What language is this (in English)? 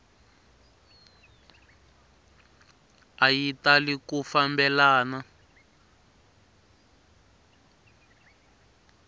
Tsonga